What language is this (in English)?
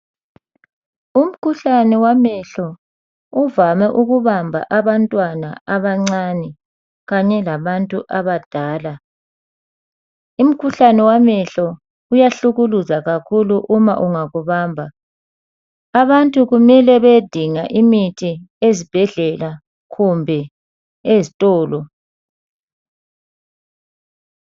North Ndebele